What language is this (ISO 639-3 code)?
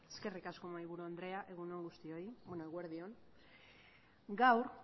eus